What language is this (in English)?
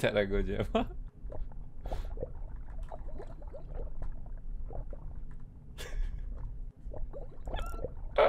Polish